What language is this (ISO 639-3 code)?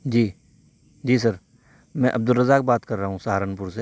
urd